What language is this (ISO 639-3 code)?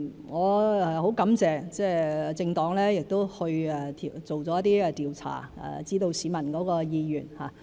yue